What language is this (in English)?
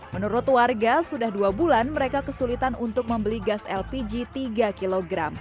Indonesian